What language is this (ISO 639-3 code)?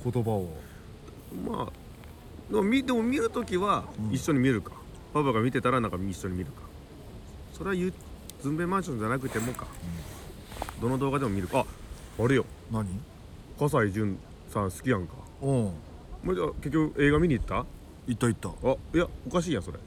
jpn